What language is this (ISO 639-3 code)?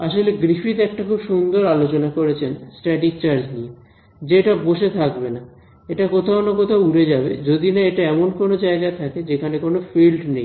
ben